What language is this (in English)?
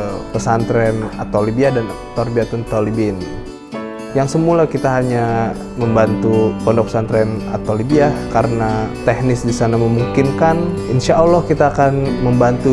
Indonesian